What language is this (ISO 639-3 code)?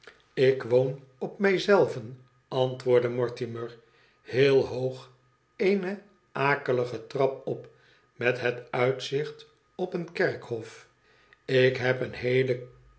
nld